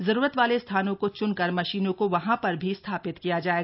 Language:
Hindi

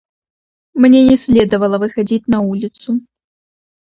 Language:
Russian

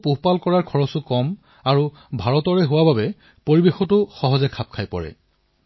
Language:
Assamese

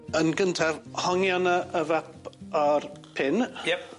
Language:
Welsh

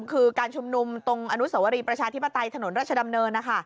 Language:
Thai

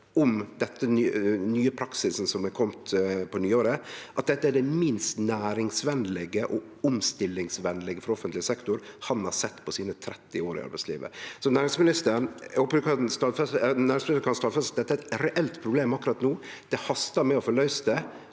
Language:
Norwegian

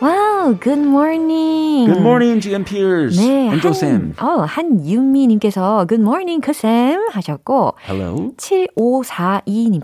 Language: Korean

